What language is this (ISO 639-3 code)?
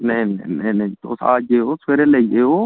doi